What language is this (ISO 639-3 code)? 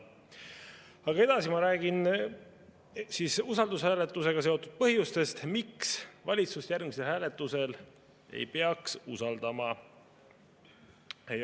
est